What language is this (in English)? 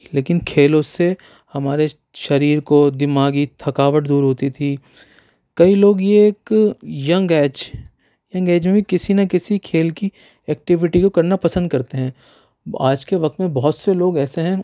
Urdu